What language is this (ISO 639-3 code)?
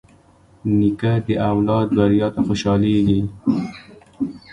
pus